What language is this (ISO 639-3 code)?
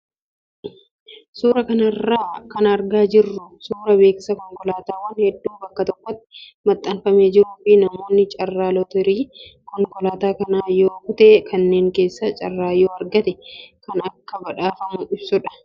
orm